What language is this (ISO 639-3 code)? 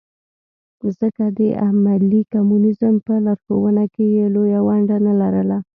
pus